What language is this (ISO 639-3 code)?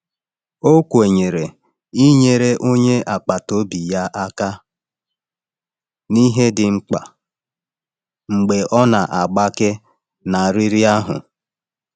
ibo